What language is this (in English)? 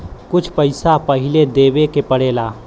Bhojpuri